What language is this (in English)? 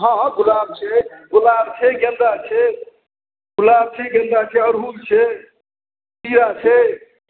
Maithili